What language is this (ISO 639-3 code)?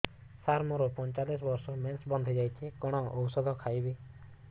ori